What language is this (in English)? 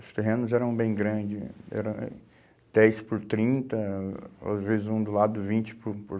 Portuguese